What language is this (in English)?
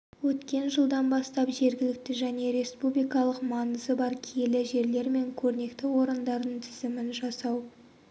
Kazakh